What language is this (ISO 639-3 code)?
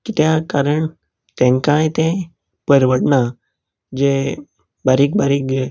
kok